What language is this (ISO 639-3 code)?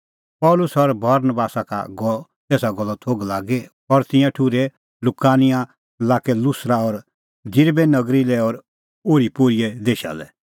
kfx